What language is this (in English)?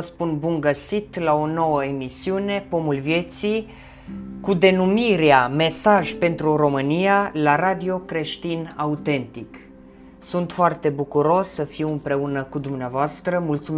Romanian